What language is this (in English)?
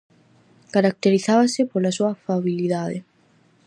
Galician